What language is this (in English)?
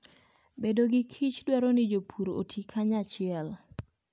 Luo (Kenya and Tanzania)